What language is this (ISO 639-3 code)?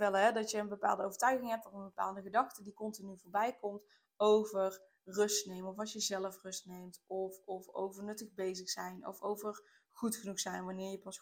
nld